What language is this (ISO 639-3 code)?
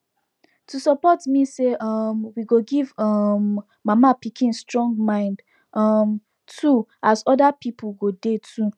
pcm